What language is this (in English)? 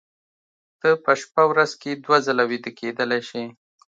Pashto